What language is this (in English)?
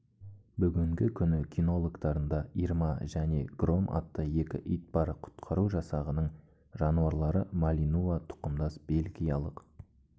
Kazakh